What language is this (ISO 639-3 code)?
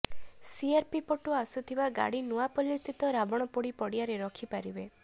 ori